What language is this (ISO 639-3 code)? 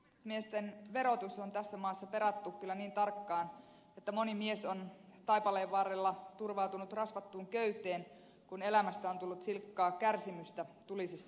fin